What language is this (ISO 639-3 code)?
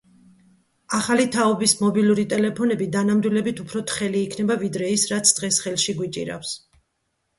kat